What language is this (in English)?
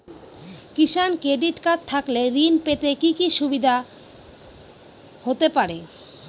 Bangla